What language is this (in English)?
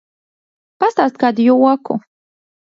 Latvian